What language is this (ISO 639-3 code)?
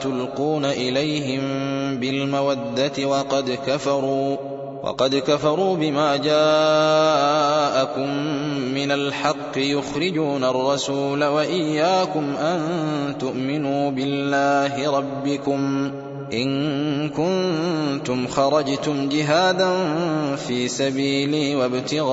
ara